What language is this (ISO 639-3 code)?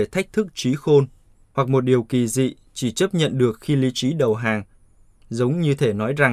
vie